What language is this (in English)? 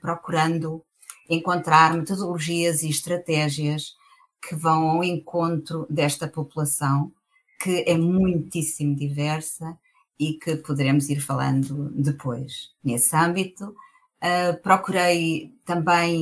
Portuguese